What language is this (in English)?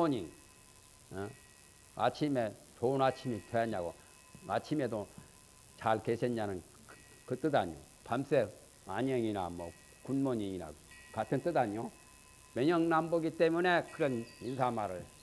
Korean